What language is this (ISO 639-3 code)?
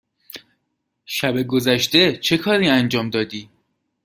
fas